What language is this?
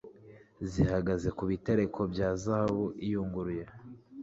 Kinyarwanda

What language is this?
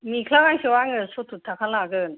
Bodo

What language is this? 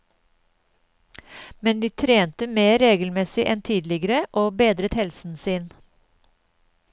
Norwegian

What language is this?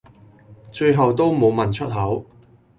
Cantonese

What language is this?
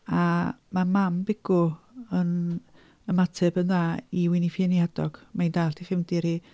Welsh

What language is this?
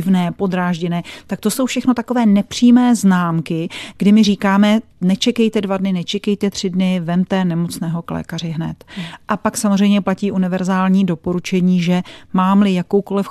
Czech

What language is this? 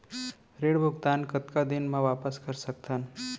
Chhattisgarhi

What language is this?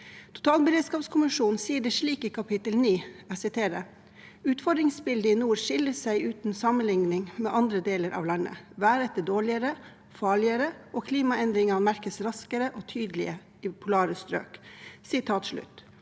Norwegian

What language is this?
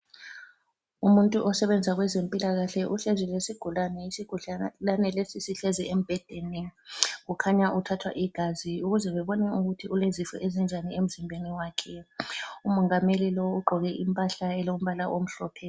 North Ndebele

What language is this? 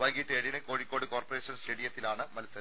Malayalam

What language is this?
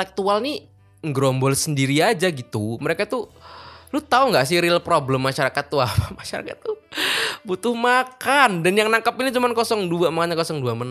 Indonesian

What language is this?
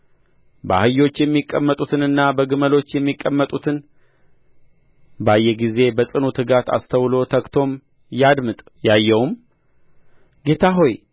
Amharic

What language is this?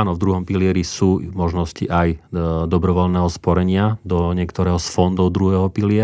Slovak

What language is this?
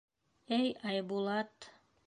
Bashkir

